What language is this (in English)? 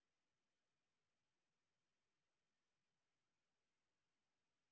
Russian